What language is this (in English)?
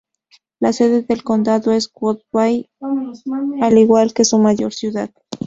Spanish